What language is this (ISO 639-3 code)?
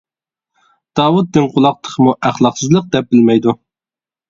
uig